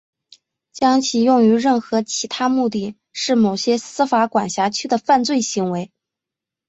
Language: Chinese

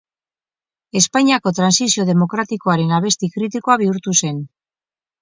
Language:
Basque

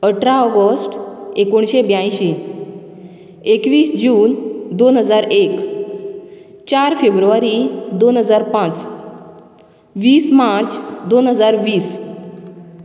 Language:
Konkani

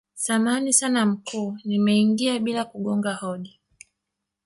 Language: Swahili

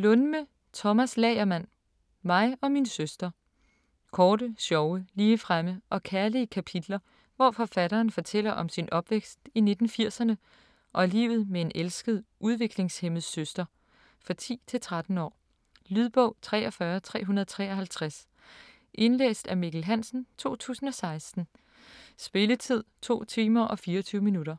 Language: Danish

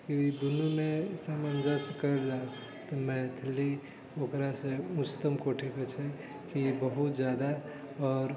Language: Maithili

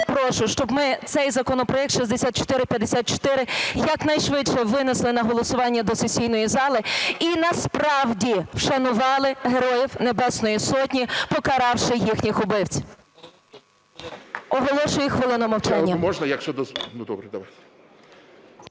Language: Ukrainian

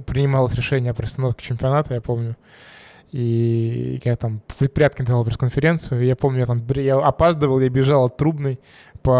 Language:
Russian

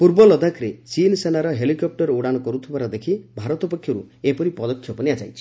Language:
Odia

